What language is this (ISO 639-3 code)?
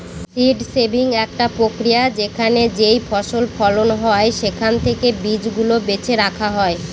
ben